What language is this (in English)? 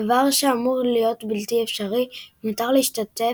Hebrew